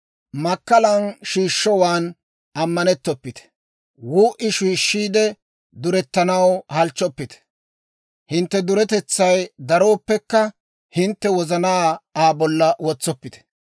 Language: Dawro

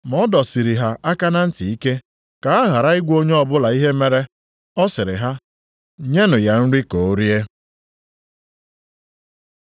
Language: Igbo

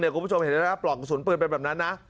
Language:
Thai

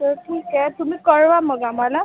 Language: Marathi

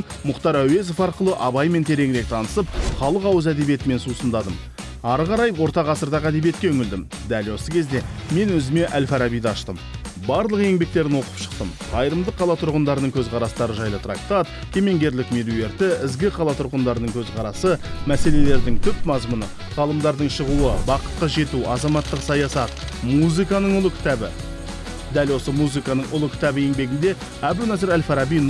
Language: Turkish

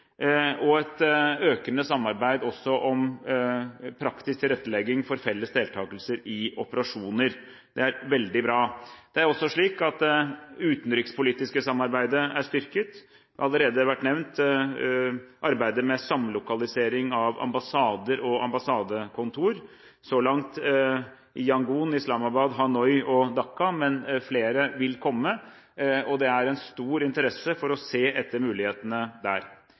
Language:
Norwegian Bokmål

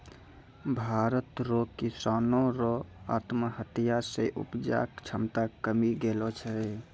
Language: Maithili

